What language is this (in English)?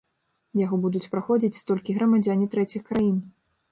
Belarusian